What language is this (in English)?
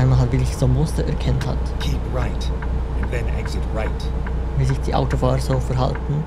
German